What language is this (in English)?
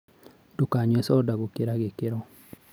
Kikuyu